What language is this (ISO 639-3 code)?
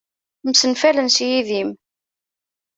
kab